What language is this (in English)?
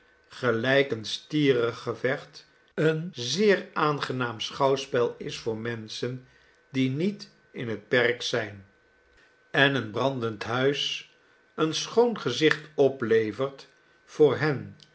Dutch